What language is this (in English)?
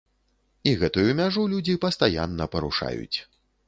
Belarusian